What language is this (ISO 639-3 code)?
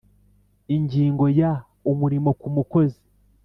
kin